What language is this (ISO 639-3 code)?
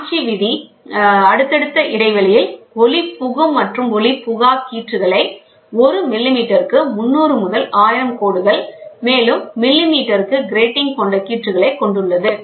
tam